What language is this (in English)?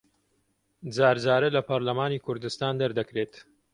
Central Kurdish